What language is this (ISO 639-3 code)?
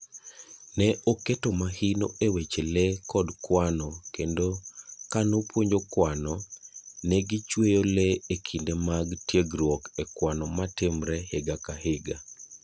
luo